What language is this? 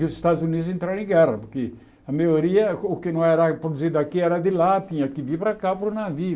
Portuguese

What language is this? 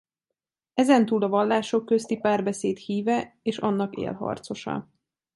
Hungarian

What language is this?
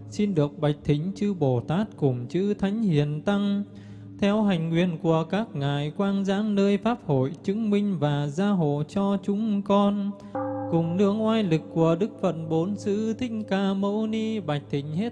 Vietnamese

